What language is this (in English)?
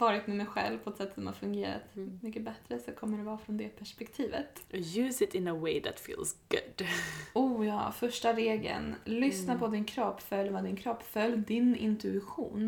Swedish